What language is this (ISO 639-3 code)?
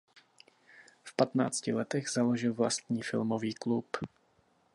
ces